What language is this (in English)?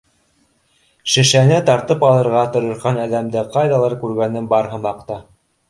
Bashkir